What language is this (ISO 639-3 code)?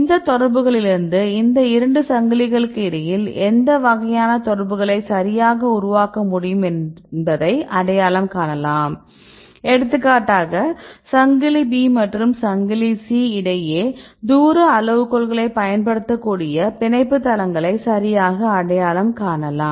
tam